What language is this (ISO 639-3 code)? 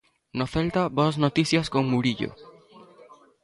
glg